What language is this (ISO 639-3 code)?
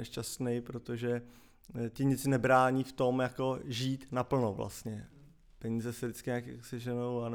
ces